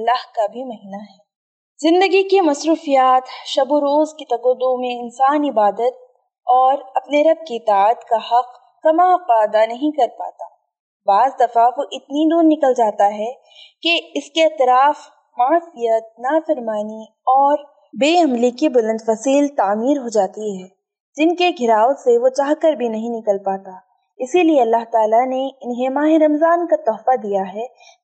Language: Urdu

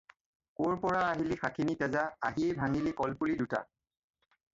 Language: Assamese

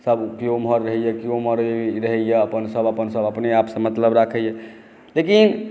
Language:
Maithili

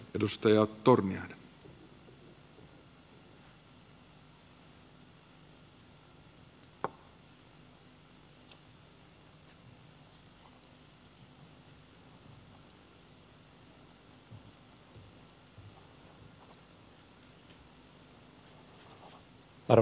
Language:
Finnish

